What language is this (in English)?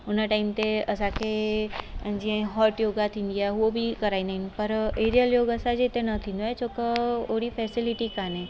Sindhi